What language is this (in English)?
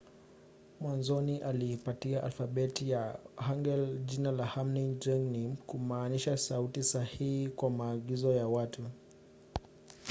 Swahili